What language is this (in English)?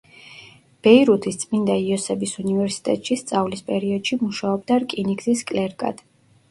Georgian